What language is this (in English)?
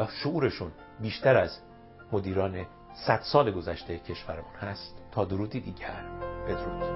Persian